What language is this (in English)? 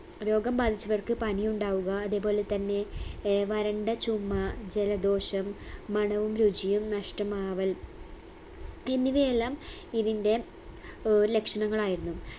Malayalam